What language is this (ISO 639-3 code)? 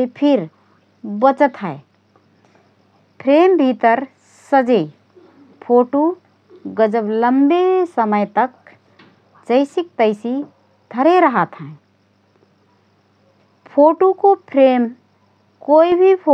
thr